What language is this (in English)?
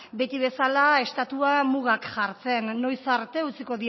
Basque